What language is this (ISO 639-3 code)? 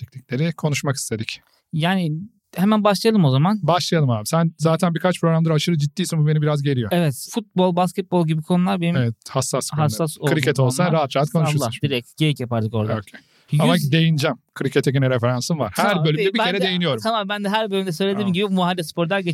tur